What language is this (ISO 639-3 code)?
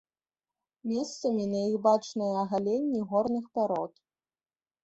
bel